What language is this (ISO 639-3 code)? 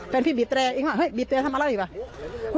tha